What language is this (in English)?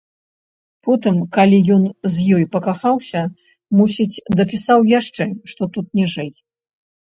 Belarusian